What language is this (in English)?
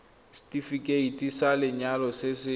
Tswana